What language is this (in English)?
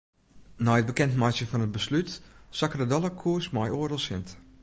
Western Frisian